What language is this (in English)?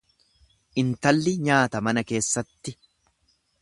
Oromo